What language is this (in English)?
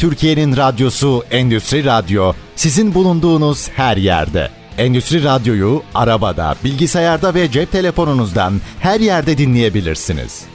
Turkish